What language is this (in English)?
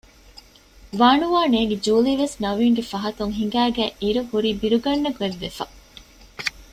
Divehi